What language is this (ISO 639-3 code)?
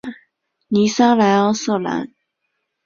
zho